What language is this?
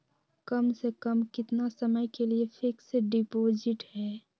Magahi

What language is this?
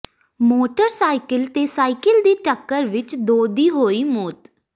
Punjabi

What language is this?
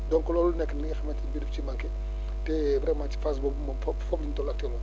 Wolof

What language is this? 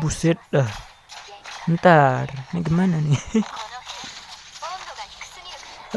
Indonesian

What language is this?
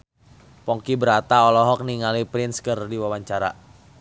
Sundanese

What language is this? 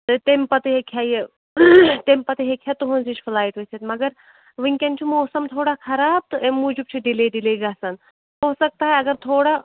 Kashmiri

